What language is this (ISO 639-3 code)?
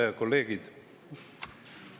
est